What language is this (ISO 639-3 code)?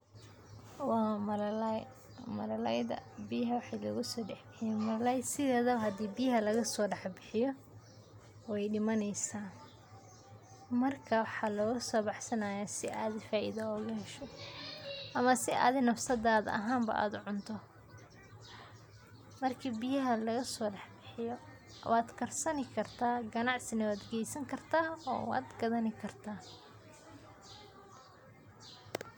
som